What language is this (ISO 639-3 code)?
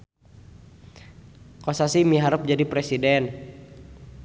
sun